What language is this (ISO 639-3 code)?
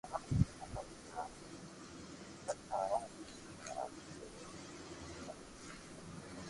lrk